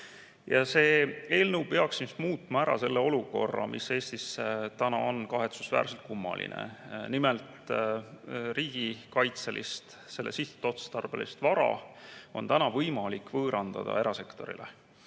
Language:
Estonian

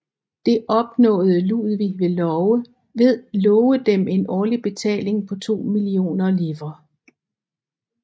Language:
Danish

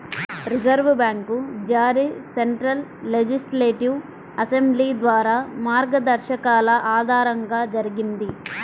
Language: Telugu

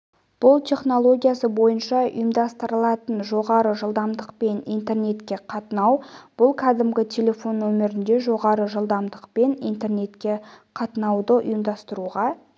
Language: Kazakh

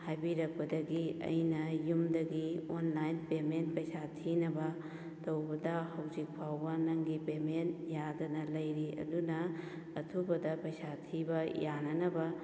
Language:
Manipuri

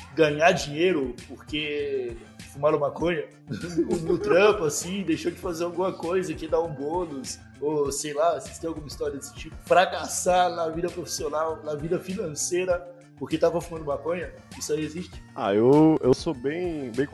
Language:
Portuguese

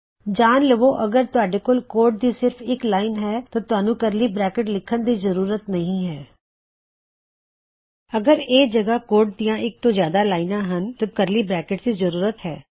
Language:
Punjabi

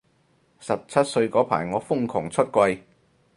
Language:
Cantonese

